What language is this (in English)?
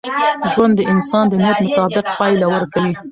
Pashto